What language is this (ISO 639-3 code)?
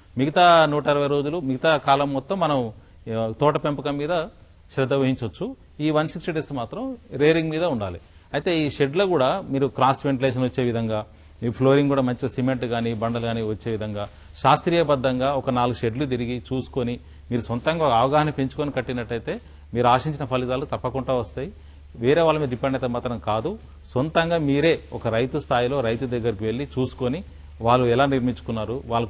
tel